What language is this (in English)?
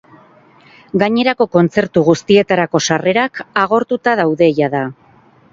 Basque